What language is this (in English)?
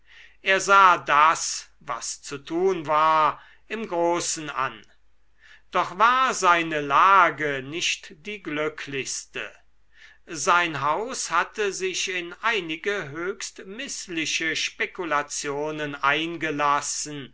German